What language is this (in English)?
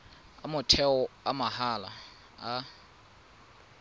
Tswana